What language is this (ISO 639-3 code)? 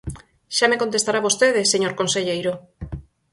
glg